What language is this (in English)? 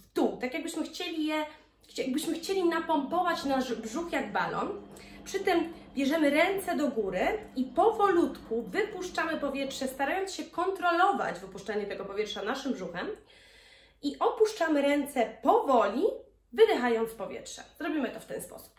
Polish